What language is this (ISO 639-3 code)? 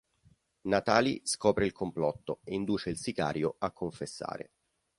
ita